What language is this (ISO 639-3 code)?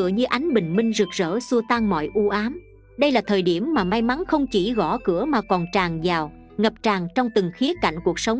vie